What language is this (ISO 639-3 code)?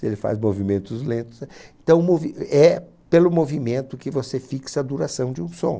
por